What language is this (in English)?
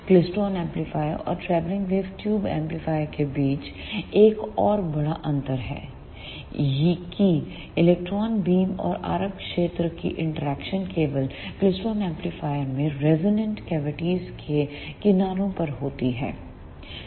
Hindi